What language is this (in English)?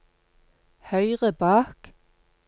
Norwegian